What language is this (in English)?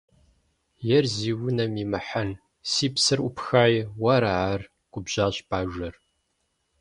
Kabardian